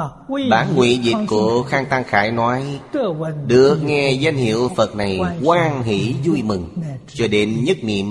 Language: Vietnamese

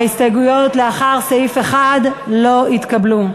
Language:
Hebrew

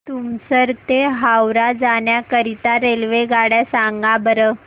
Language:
Marathi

